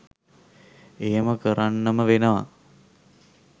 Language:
Sinhala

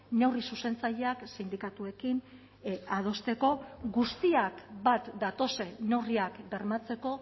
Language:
Basque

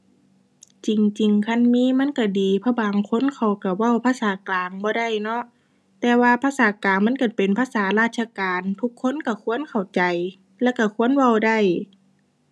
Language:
Thai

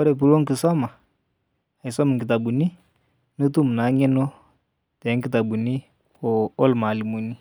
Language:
Masai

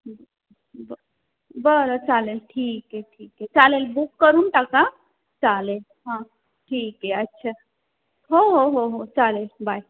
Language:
Marathi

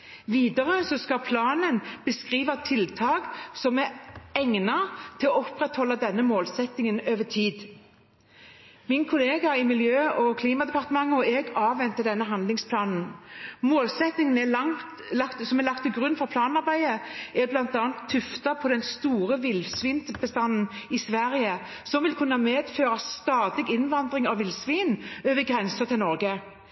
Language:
Norwegian Bokmål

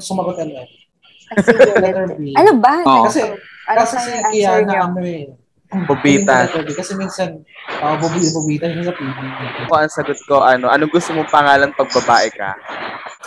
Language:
Filipino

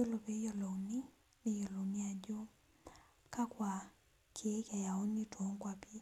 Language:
Masai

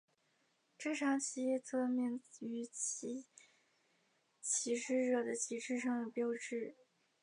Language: Chinese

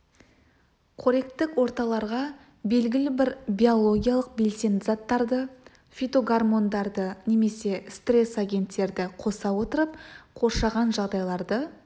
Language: Kazakh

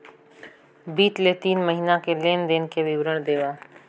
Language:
Chhattisgarhi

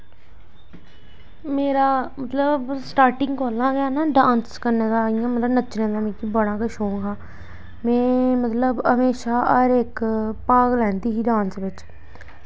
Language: Dogri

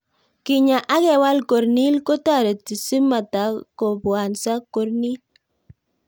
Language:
Kalenjin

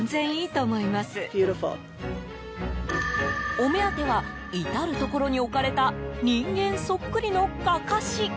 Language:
Japanese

